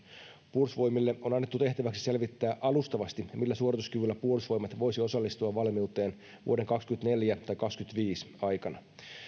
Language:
Finnish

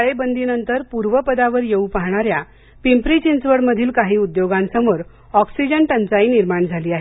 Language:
Marathi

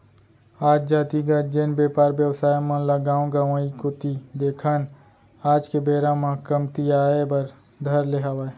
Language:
Chhattisgarhi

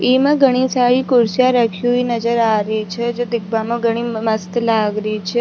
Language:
Rajasthani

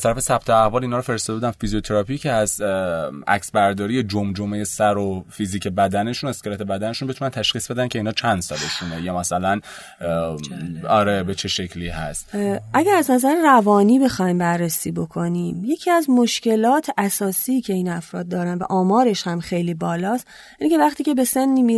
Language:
Persian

